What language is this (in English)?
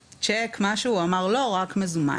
Hebrew